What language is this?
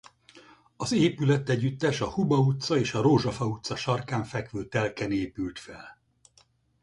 Hungarian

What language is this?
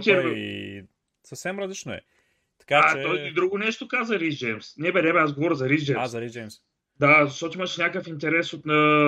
Bulgarian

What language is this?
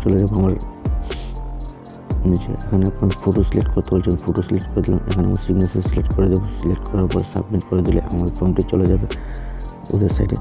Romanian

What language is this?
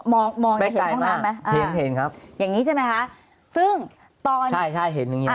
Thai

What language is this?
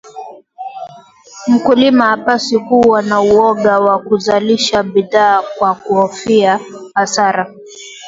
Swahili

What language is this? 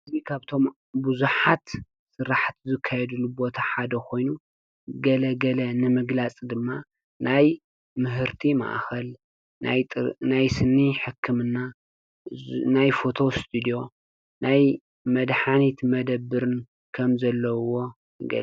Tigrinya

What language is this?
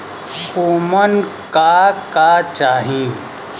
Bhojpuri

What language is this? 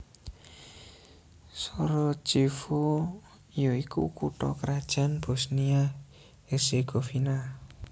Javanese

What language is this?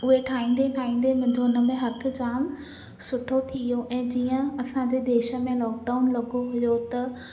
Sindhi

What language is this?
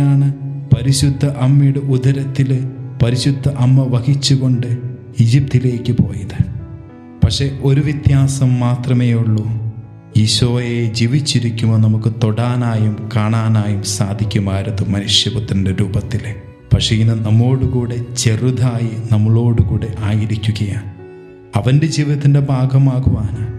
Malayalam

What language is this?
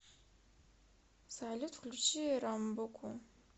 Russian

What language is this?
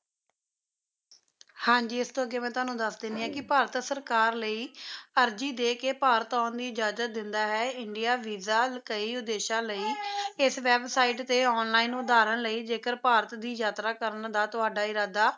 Punjabi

